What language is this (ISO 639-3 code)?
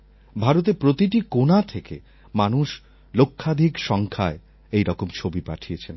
ben